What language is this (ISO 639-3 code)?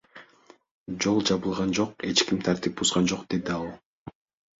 kir